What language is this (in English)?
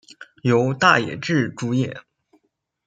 Chinese